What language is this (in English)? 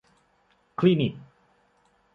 Thai